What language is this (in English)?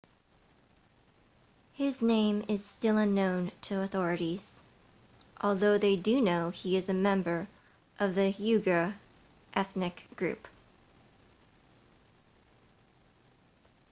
English